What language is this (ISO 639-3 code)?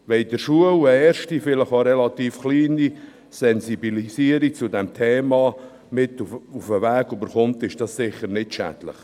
gsw